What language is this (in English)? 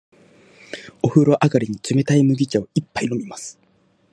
Japanese